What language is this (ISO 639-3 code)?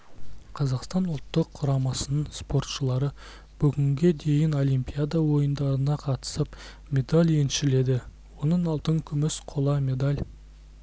kaz